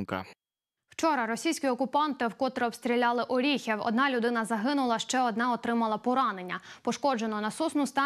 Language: Ukrainian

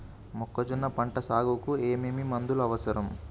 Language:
Telugu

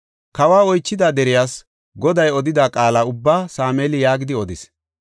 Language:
Gofa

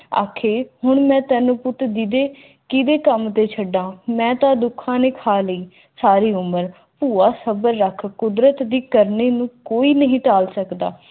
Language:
Punjabi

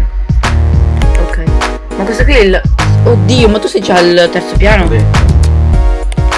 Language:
Italian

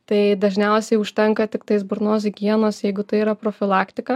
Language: Lithuanian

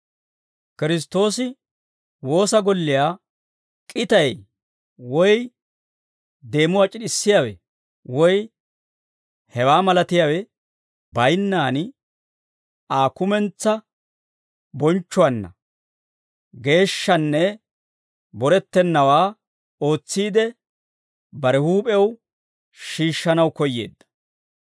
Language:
Dawro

